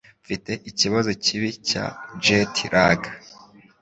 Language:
Kinyarwanda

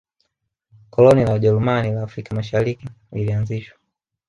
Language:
Swahili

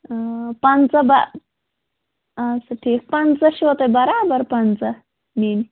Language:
Kashmiri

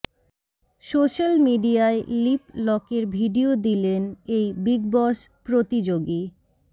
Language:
Bangla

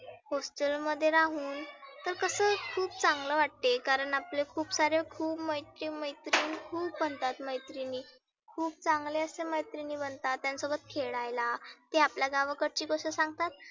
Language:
Marathi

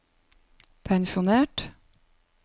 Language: Norwegian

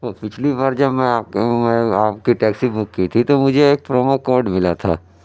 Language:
Urdu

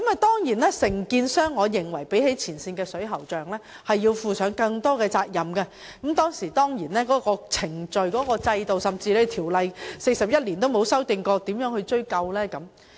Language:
Cantonese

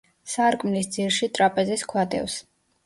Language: Georgian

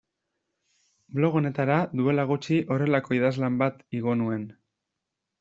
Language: Basque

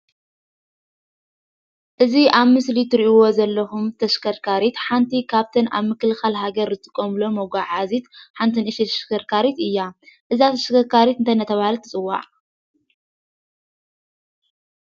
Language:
Tigrinya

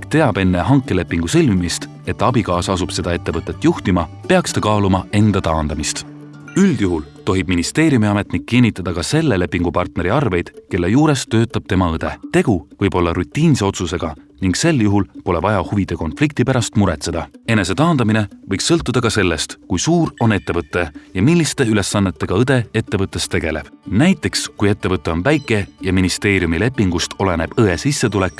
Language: Estonian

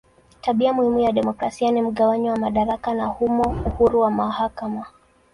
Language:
Swahili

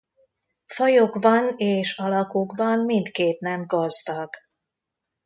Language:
Hungarian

